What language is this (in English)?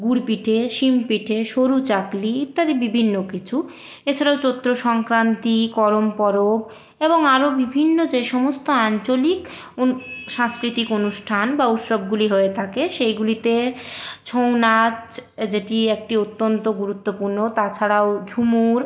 Bangla